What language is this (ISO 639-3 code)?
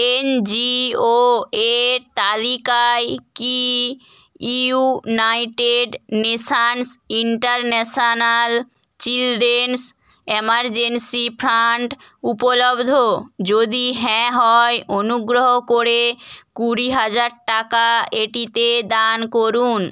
ben